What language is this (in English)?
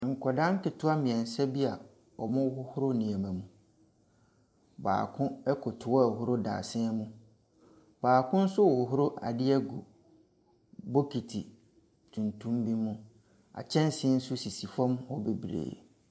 Akan